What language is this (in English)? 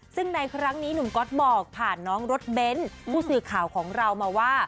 Thai